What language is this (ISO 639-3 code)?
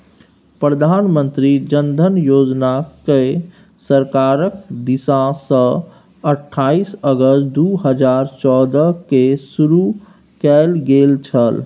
mai